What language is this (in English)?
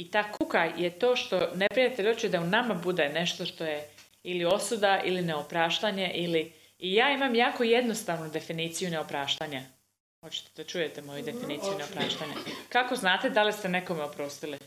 Croatian